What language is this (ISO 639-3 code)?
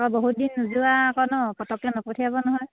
asm